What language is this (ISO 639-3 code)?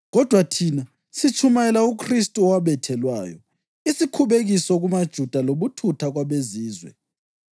nde